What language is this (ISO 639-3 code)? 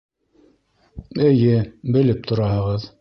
bak